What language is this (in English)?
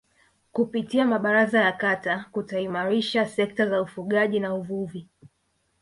Swahili